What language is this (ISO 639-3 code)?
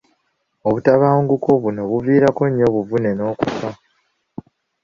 lug